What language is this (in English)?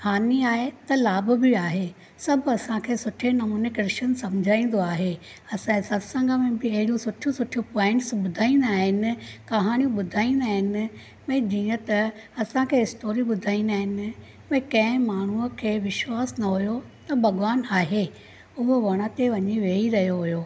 Sindhi